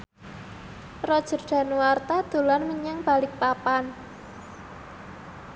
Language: Javanese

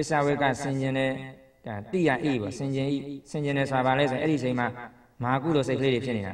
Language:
Thai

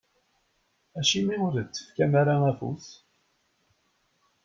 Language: Kabyle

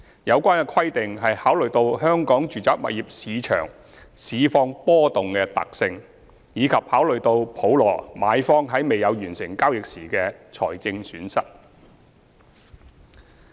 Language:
Cantonese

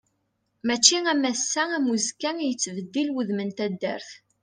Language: Kabyle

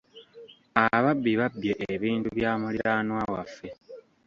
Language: Ganda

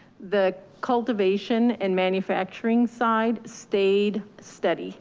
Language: English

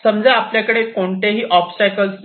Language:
Marathi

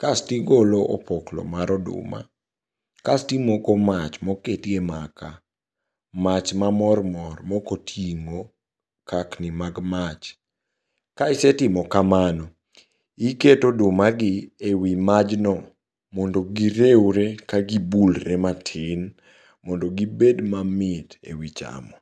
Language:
Luo (Kenya and Tanzania)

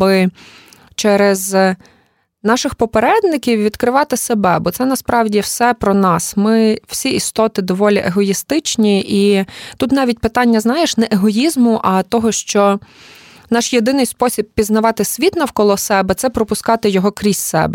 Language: Ukrainian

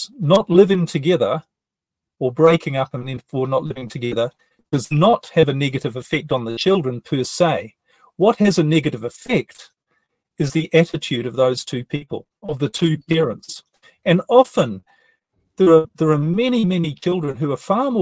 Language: English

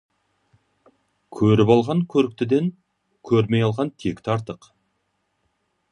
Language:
Kazakh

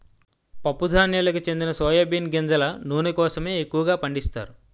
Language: Telugu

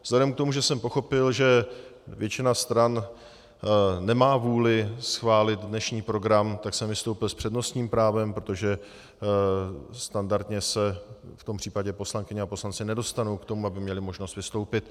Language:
Czech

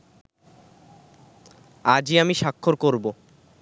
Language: Bangla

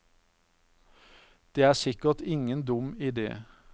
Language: Norwegian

